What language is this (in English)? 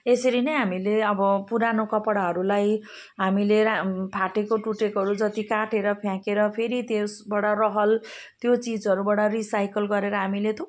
Nepali